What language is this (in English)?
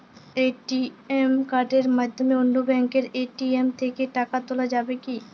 Bangla